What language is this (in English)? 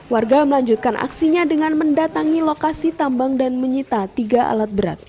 Indonesian